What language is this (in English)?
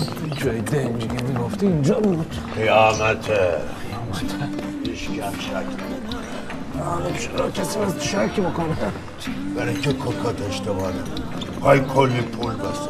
Persian